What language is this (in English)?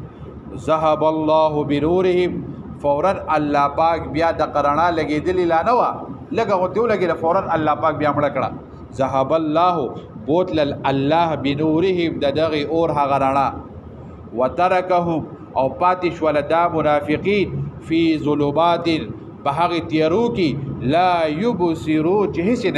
Arabic